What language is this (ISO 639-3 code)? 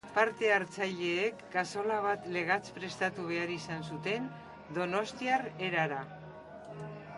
eus